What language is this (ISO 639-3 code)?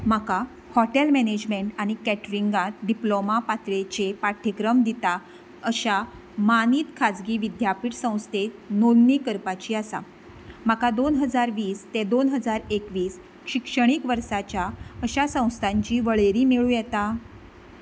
kok